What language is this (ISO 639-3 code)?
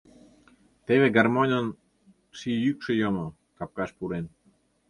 chm